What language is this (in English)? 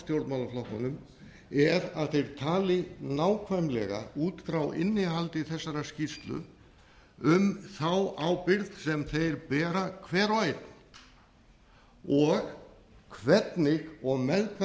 Icelandic